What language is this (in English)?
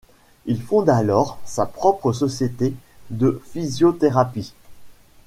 French